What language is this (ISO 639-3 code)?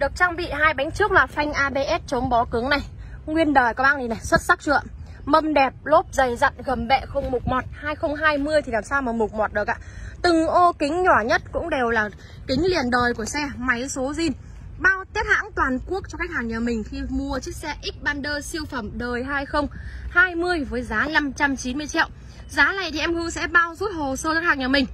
vie